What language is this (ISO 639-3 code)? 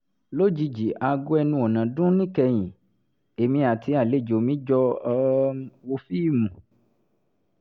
yor